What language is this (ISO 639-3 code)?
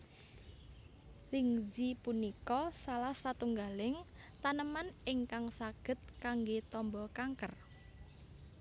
jav